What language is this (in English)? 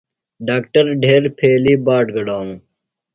Phalura